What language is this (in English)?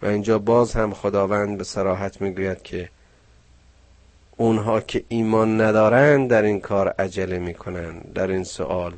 Persian